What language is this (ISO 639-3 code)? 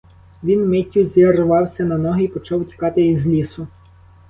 ukr